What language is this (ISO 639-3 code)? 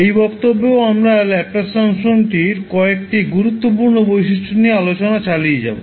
ben